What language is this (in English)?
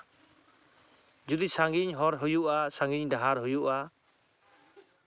Santali